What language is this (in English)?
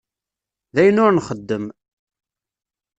Kabyle